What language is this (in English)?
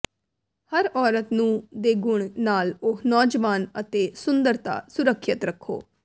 Punjabi